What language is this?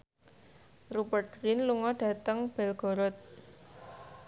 Javanese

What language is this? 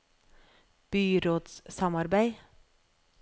Norwegian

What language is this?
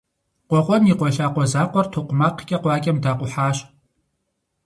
Kabardian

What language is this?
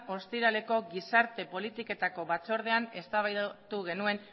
Basque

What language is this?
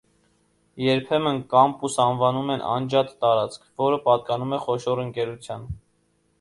Armenian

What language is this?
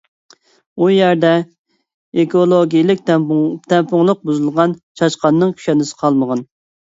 Uyghur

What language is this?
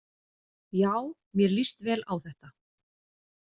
Icelandic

